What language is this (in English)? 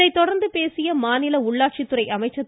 Tamil